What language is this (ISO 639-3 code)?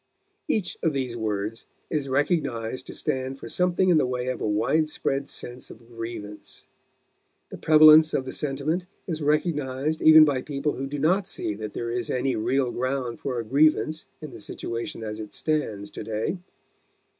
eng